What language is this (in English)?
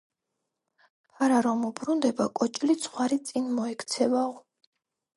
Georgian